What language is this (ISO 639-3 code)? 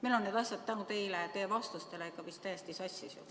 est